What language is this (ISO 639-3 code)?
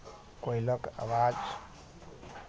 mai